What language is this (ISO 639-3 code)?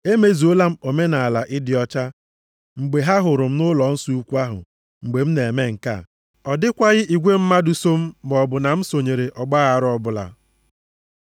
ibo